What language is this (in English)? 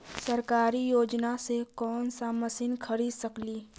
Magahi